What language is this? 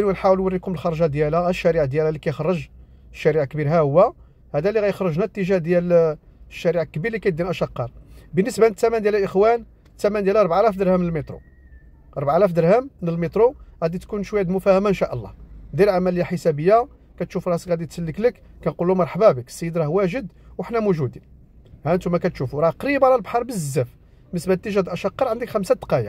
Arabic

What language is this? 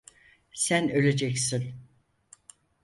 Turkish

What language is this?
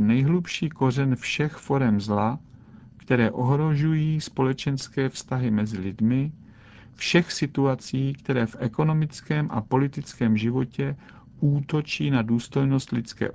Czech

